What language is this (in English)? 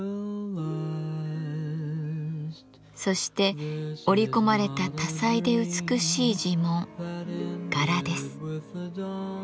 Japanese